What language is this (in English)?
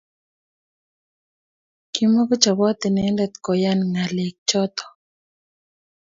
Kalenjin